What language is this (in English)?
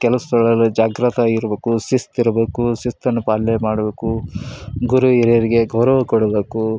Kannada